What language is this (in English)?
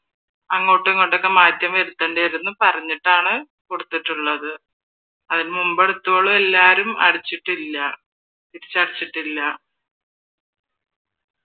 Malayalam